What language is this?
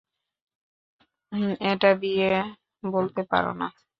Bangla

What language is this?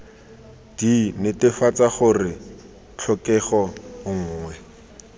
Tswana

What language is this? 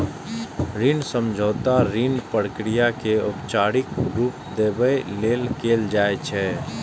Maithili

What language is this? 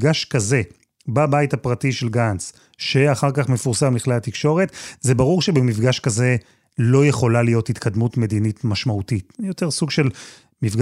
Hebrew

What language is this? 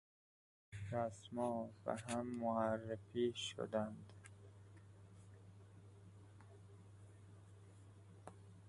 Persian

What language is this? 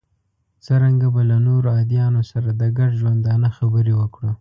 Pashto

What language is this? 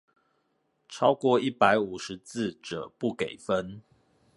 Chinese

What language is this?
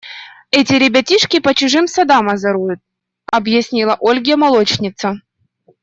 Russian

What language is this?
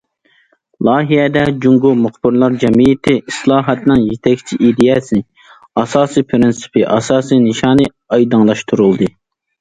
Uyghur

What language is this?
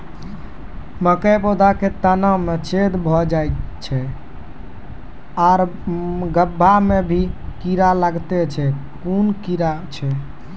Maithili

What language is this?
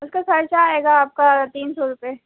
Urdu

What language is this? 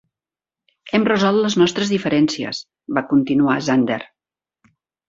Catalan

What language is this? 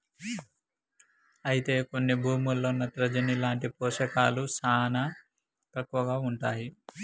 Telugu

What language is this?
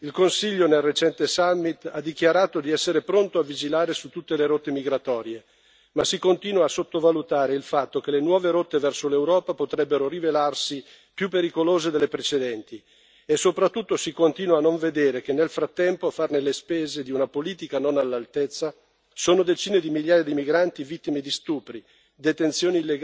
Italian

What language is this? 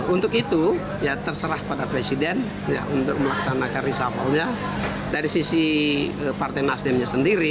Indonesian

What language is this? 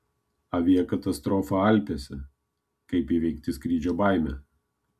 Lithuanian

